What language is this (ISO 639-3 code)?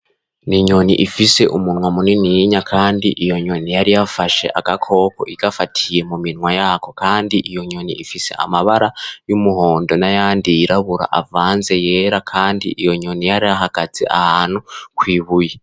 run